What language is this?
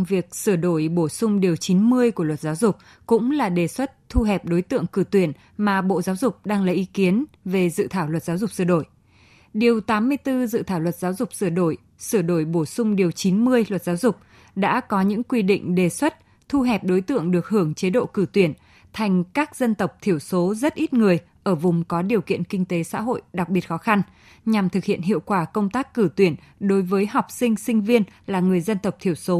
Vietnamese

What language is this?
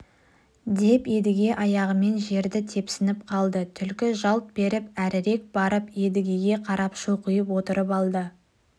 Kazakh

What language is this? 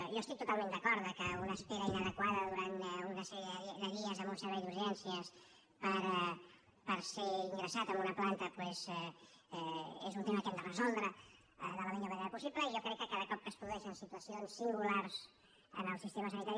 Catalan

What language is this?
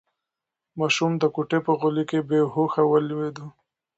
Pashto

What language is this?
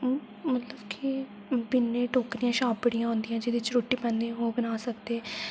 Dogri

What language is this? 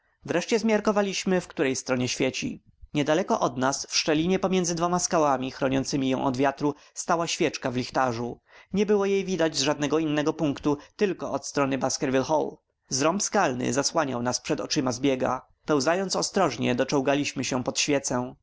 Polish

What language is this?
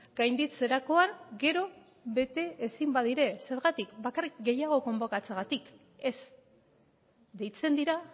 Basque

